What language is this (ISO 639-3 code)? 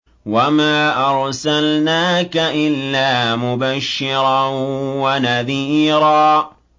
ara